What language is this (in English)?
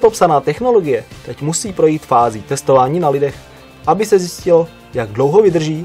Czech